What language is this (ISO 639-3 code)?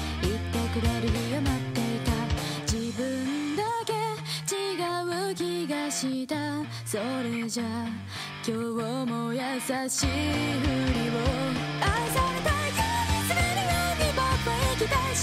jpn